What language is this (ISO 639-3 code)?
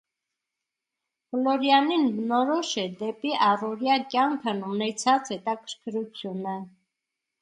hye